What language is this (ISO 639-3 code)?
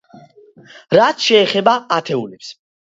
kat